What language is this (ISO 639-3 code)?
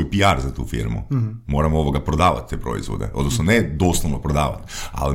hrv